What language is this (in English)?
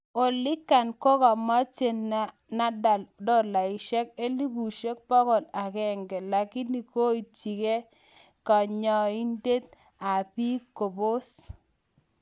Kalenjin